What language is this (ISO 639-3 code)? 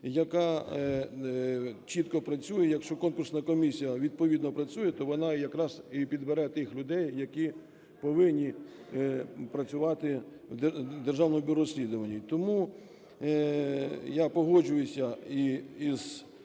ukr